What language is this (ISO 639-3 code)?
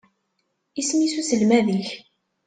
kab